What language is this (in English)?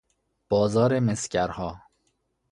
Persian